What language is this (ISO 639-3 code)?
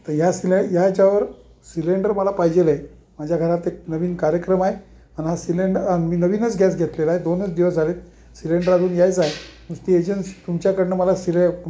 mar